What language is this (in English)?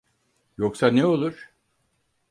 Turkish